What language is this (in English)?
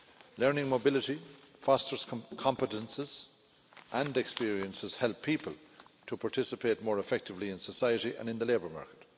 English